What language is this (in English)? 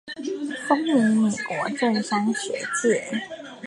Chinese